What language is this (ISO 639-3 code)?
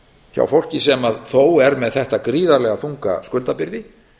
isl